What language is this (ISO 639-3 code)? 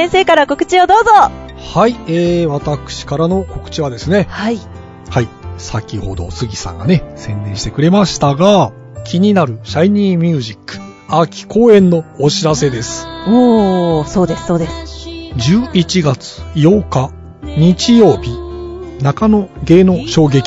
jpn